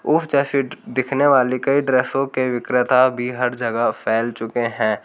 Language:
Hindi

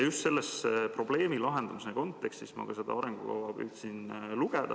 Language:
Estonian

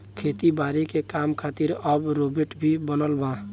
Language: Bhojpuri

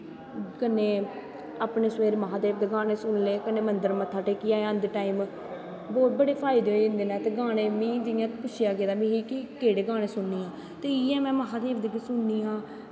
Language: Dogri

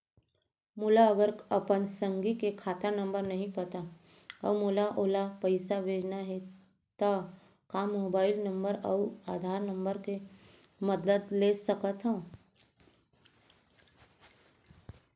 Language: Chhattisgarhi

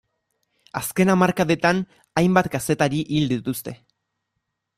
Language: Basque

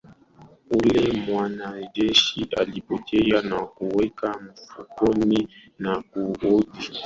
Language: Swahili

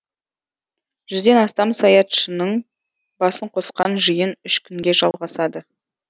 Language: Kazakh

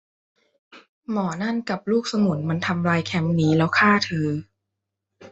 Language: Thai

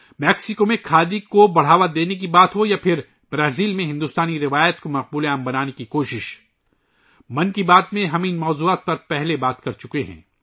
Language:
Urdu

